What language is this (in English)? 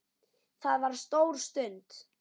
Icelandic